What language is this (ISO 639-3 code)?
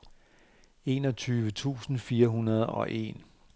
dan